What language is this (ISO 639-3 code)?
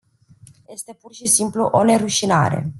ron